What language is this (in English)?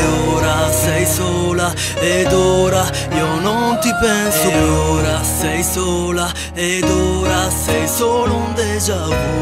Italian